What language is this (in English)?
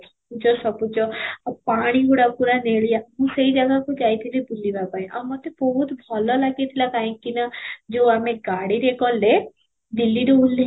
Odia